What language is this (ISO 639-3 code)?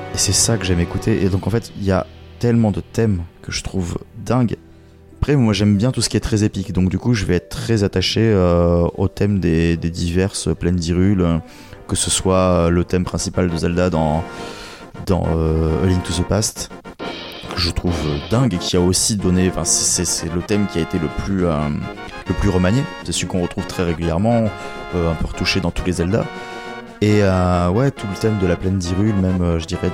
fra